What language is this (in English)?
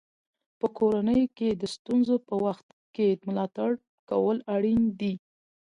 Pashto